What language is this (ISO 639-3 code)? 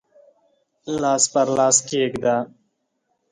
pus